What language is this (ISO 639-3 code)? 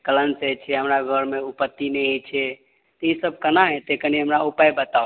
mai